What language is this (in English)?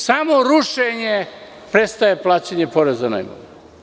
Serbian